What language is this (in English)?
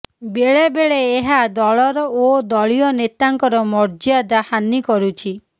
Odia